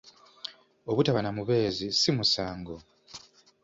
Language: Ganda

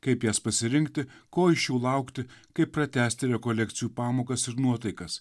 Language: Lithuanian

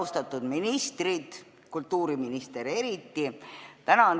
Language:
Estonian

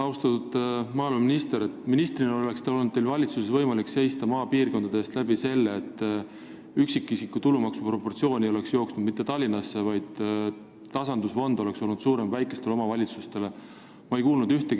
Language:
Estonian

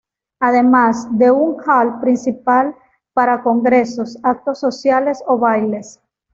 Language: Spanish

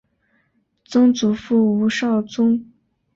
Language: Chinese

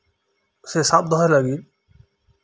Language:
Santali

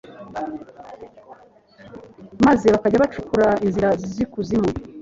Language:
Kinyarwanda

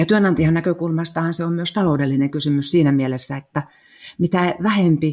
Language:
Finnish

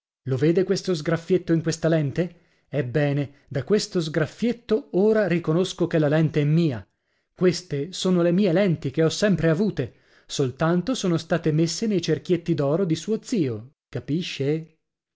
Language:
Italian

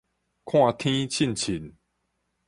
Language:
Min Nan Chinese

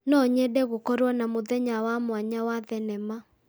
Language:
Kikuyu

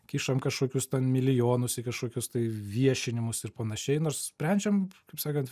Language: Lithuanian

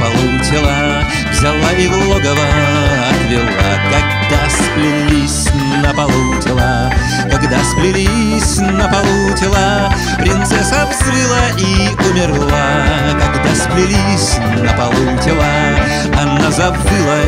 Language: Russian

